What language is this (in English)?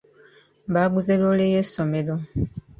Ganda